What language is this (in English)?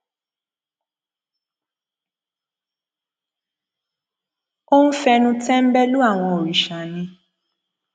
Yoruba